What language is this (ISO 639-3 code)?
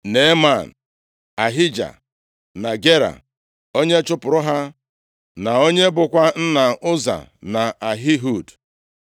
ibo